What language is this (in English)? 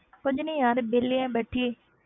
Punjabi